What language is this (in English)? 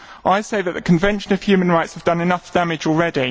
English